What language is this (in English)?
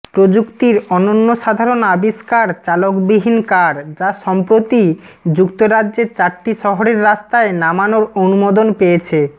Bangla